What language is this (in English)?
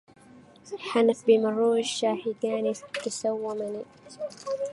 Arabic